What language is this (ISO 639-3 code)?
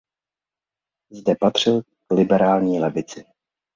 ces